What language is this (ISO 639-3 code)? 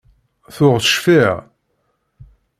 kab